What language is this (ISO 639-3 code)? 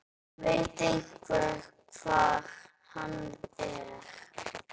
isl